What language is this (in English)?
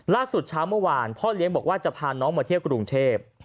Thai